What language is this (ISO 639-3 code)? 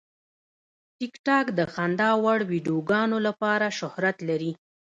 pus